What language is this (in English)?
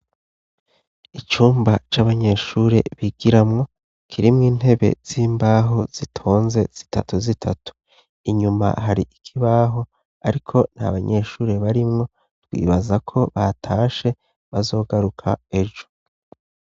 Rundi